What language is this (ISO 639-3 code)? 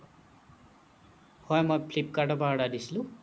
asm